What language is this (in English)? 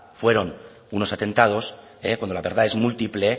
Spanish